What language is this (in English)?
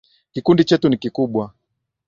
Swahili